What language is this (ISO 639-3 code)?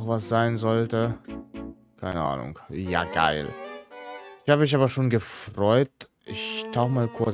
deu